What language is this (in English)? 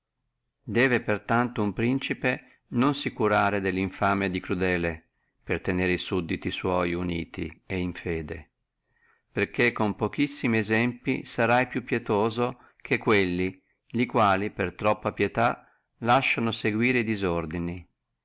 Italian